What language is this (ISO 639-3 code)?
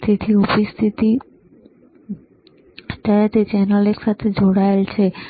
guj